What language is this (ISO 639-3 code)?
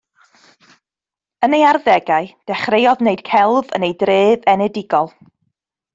cym